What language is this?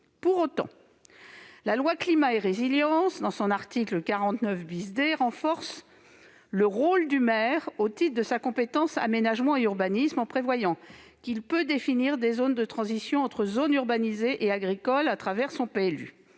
French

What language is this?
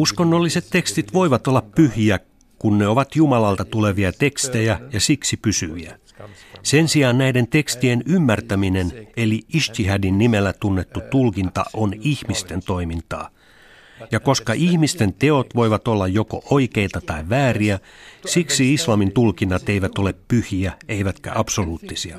Finnish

